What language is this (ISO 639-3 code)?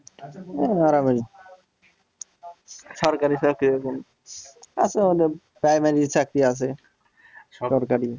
ben